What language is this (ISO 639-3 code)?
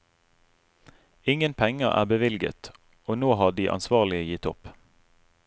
nor